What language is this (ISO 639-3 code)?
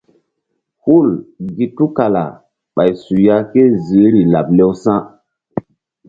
mdd